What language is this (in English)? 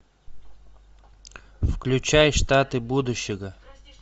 Russian